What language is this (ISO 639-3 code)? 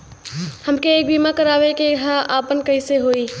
bho